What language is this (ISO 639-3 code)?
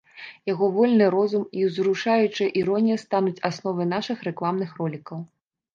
bel